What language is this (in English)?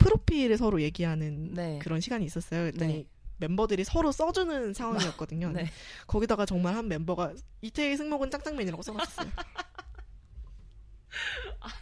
Korean